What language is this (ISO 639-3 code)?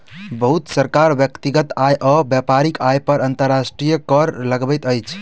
mai